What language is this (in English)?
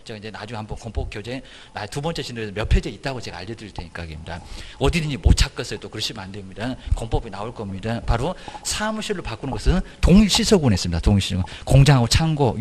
Korean